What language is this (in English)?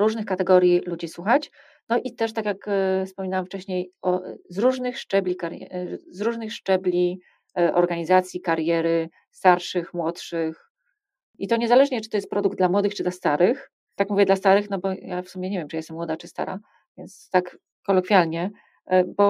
Polish